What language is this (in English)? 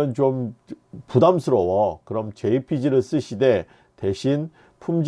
Korean